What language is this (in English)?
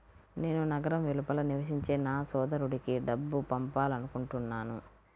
Telugu